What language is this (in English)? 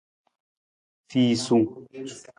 Nawdm